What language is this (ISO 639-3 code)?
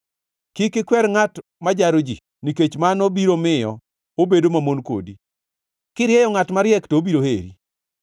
luo